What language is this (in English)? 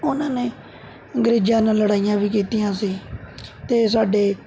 Punjabi